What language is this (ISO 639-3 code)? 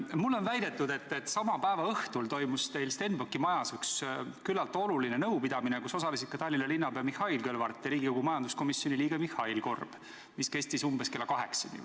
est